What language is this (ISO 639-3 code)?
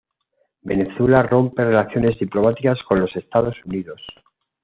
spa